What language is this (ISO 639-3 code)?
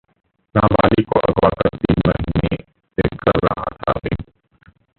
hin